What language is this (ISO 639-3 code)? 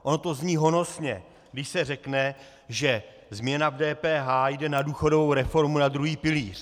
ces